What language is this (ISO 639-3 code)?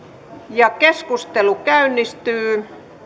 fin